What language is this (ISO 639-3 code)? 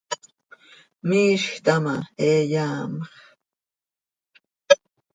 sei